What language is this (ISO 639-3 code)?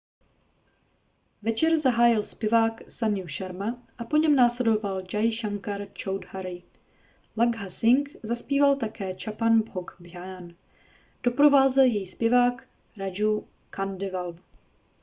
ces